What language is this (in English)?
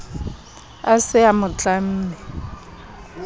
Southern Sotho